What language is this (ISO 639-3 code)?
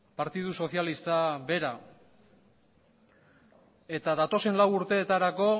eus